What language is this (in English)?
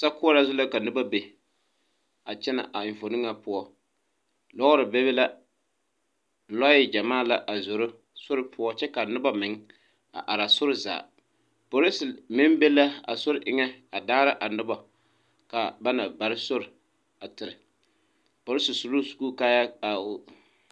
Southern Dagaare